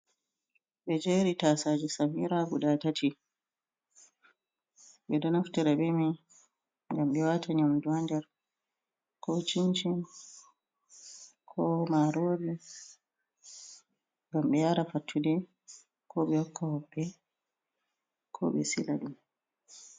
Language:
Fula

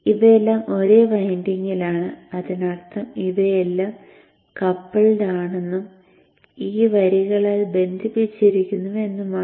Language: Malayalam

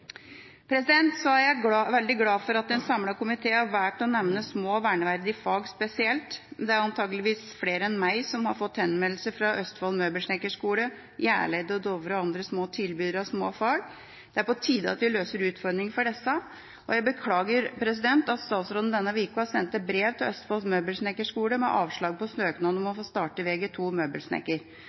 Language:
Norwegian Bokmål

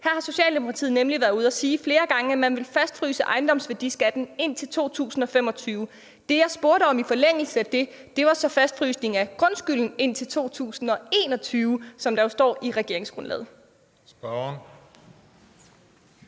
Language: Danish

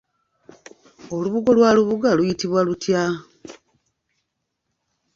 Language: Ganda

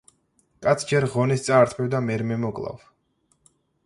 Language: Georgian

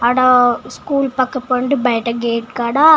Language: Telugu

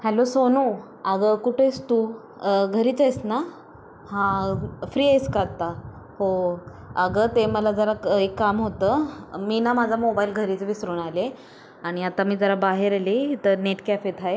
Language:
Marathi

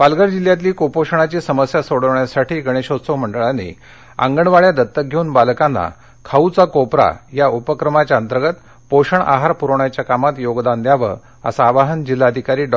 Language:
Marathi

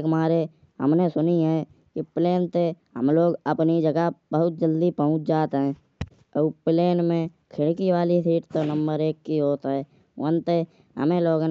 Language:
Kanauji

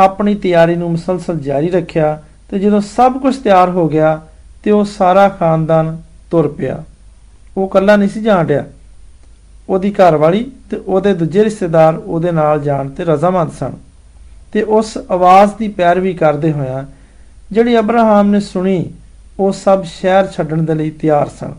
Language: Hindi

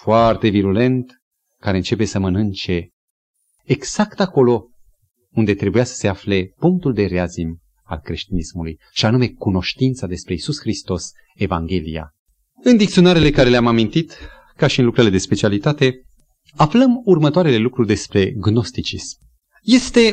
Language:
Romanian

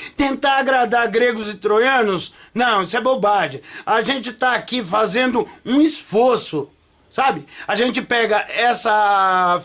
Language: Portuguese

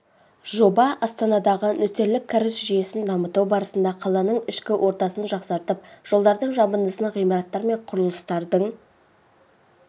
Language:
Kazakh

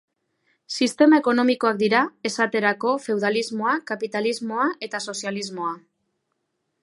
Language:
Basque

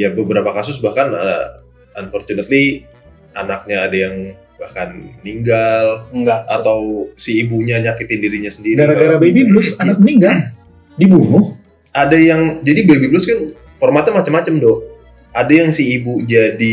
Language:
Indonesian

